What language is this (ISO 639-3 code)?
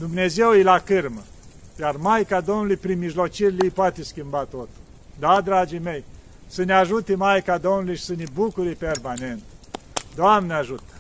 ron